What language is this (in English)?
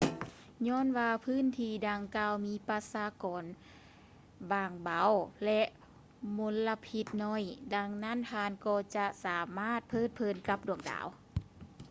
Lao